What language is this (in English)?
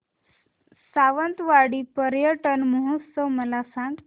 Marathi